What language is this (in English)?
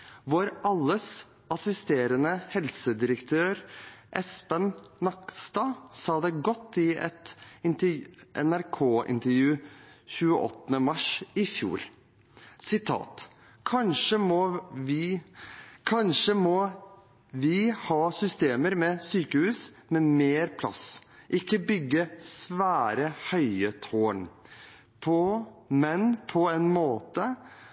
Norwegian Bokmål